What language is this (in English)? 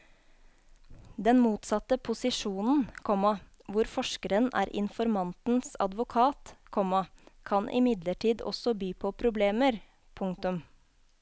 Norwegian